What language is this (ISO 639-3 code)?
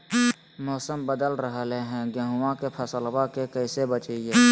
mag